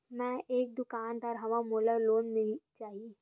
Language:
Chhattisgarhi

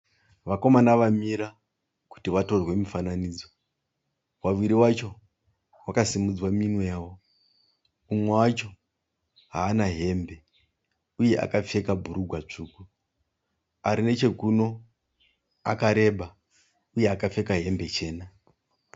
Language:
Shona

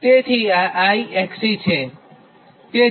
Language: Gujarati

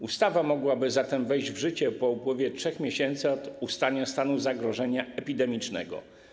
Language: Polish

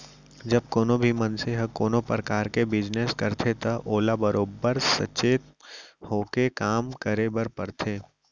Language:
Chhattisgarhi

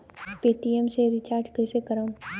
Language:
Bhojpuri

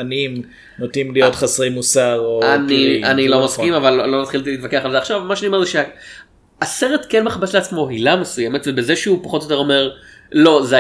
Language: Hebrew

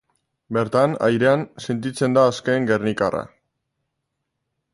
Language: Basque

